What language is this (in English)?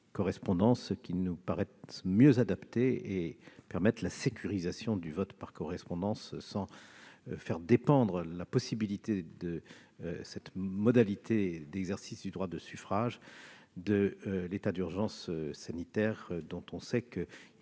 French